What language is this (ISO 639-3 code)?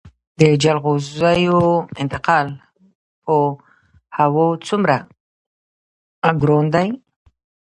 pus